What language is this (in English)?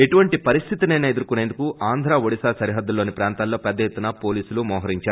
Telugu